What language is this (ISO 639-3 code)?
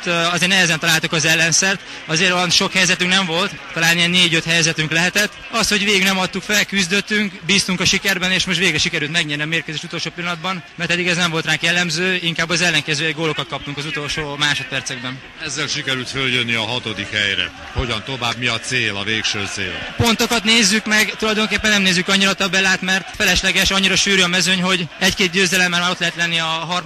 hun